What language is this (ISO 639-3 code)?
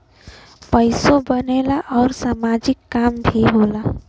bho